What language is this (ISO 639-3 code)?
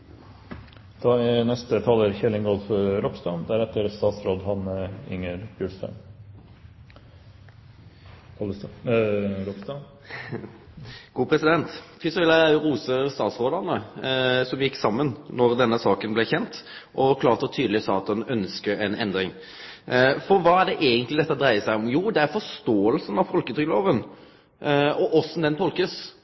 nno